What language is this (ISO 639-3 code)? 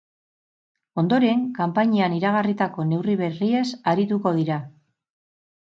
eus